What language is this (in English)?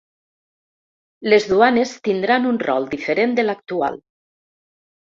Catalan